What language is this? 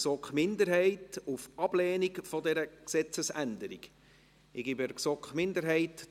Swiss German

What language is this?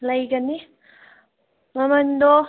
Manipuri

